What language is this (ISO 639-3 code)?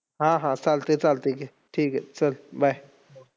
mar